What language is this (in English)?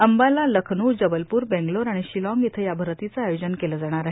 Marathi